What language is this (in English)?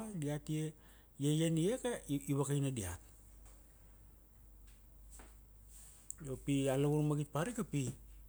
Kuanua